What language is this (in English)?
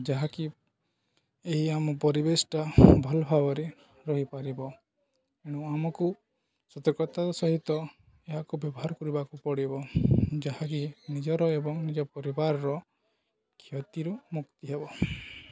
Odia